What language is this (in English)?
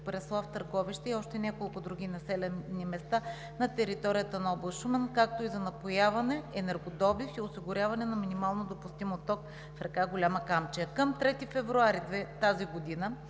Bulgarian